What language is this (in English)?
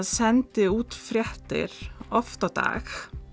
Icelandic